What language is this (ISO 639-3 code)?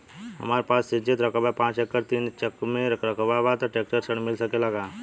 bho